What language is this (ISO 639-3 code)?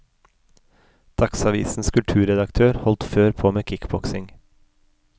nor